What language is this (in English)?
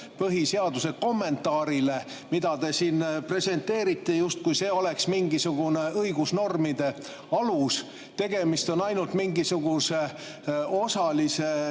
Estonian